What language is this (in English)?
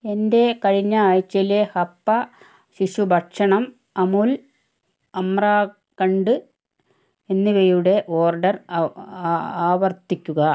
Malayalam